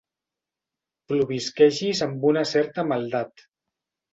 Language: Catalan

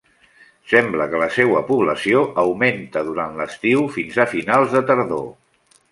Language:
Catalan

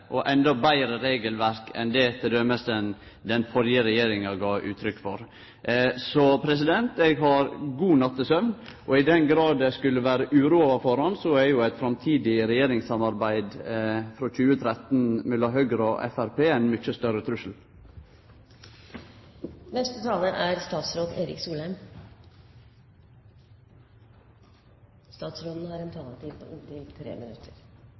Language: Norwegian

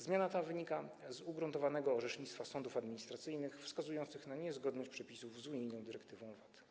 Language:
Polish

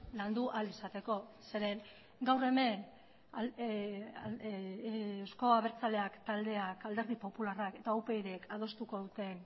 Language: Basque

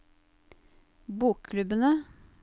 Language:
Norwegian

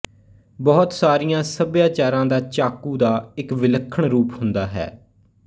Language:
Punjabi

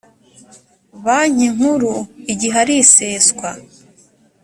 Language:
Kinyarwanda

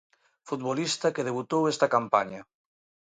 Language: Galician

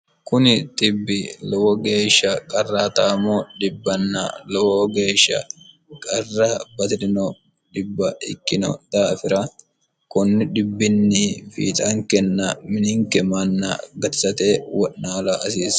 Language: Sidamo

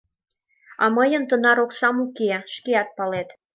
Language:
Mari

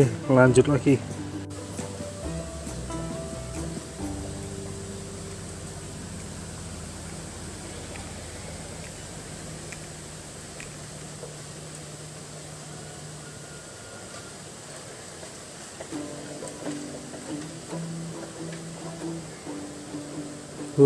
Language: Indonesian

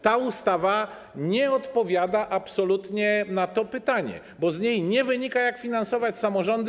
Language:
Polish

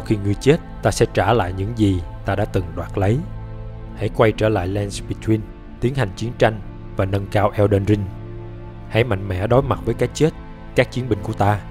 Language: Vietnamese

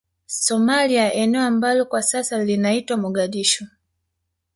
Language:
Swahili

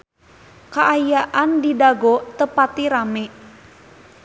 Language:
Sundanese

